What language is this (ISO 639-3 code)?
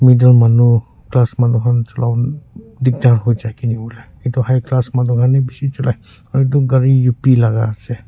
nag